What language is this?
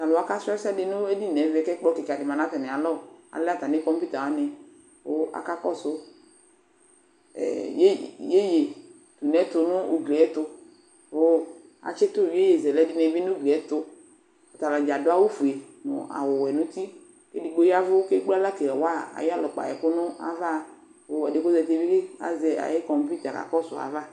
Ikposo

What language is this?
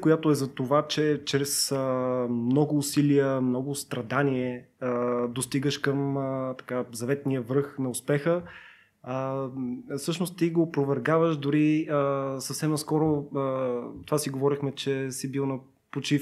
Bulgarian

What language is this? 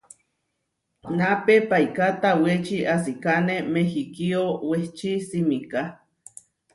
Huarijio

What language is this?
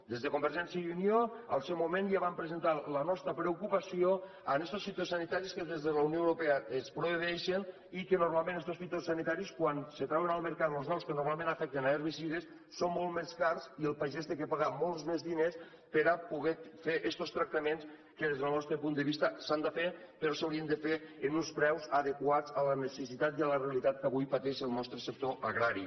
Catalan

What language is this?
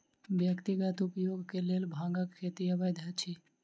Maithili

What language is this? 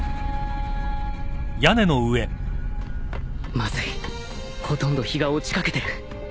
Japanese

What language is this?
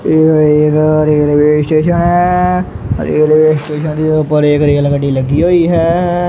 Punjabi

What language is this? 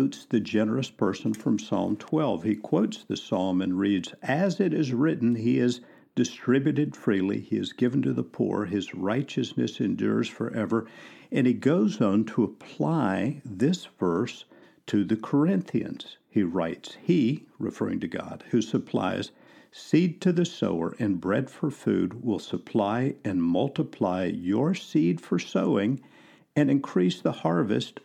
English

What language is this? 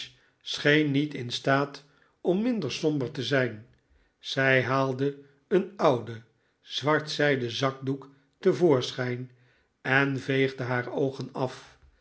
Dutch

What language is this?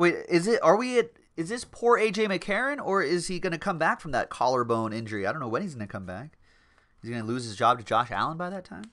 English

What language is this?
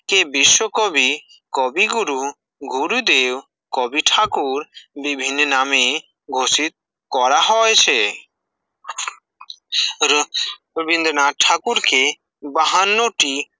Bangla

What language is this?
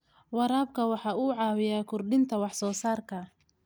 Somali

